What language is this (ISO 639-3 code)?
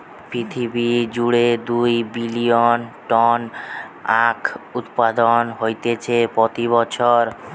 ben